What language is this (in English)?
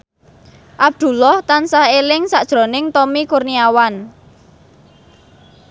Javanese